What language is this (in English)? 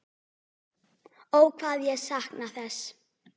Icelandic